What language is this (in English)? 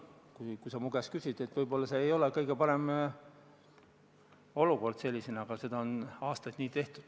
Estonian